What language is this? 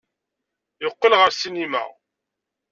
Kabyle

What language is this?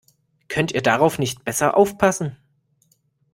German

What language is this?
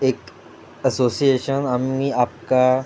Konkani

